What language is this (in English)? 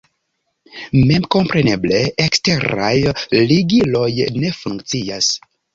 Esperanto